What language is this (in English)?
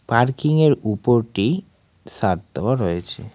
Bangla